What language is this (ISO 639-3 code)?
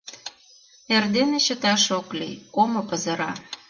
chm